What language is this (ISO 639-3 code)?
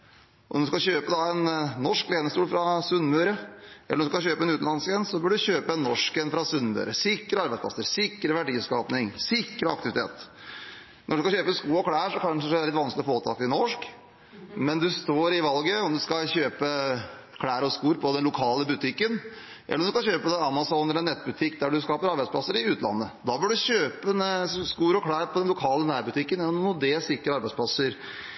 nob